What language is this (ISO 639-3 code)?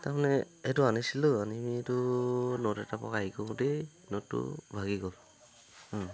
asm